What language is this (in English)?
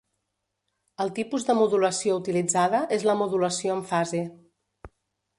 Catalan